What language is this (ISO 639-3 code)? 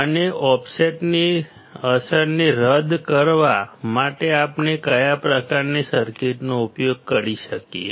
guj